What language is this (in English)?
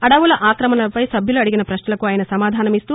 Telugu